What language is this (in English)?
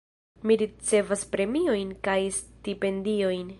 Esperanto